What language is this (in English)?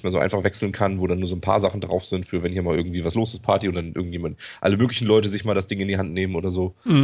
German